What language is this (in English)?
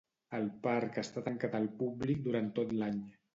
Catalan